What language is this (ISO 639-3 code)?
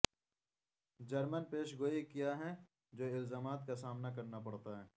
urd